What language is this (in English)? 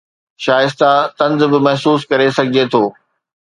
Sindhi